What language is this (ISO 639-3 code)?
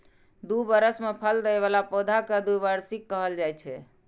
mai